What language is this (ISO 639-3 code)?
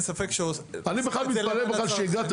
heb